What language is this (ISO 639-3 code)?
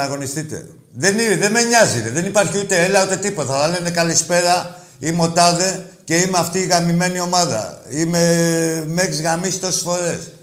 ell